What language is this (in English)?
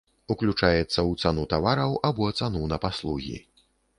Belarusian